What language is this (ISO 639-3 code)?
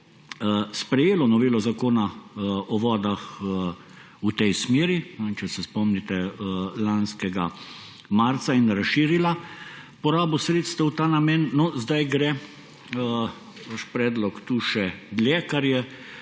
slv